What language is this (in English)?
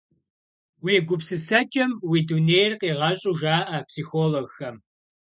Kabardian